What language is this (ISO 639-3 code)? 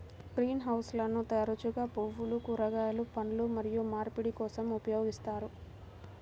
tel